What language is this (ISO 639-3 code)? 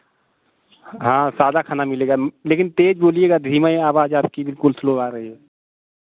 hin